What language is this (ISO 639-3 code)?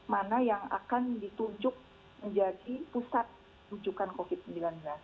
ind